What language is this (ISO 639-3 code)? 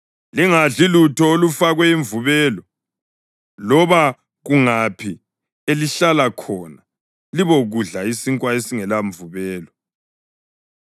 nde